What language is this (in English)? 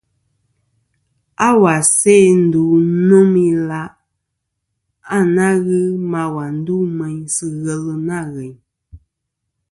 Kom